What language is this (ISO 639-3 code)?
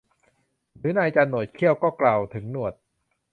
tha